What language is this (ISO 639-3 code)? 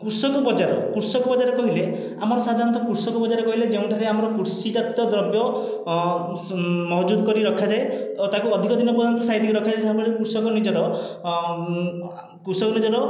ori